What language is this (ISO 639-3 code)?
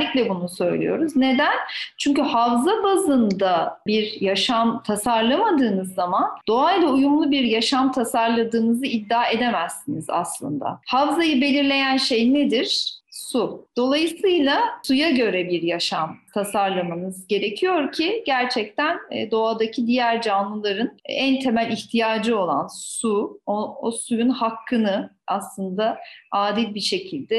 tur